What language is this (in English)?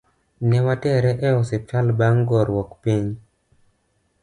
Luo (Kenya and Tanzania)